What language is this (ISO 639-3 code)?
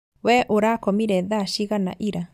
kik